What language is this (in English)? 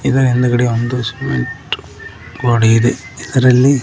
Kannada